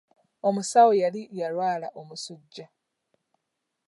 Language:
Ganda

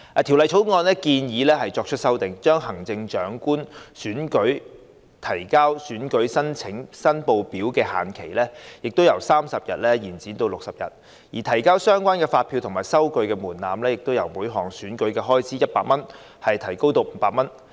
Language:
Cantonese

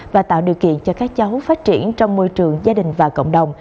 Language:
Vietnamese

